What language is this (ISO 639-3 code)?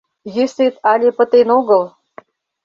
chm